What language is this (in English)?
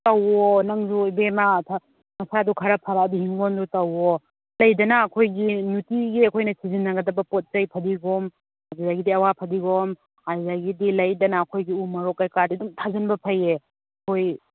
Manipuri